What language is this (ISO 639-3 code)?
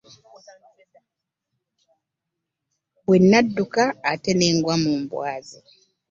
lug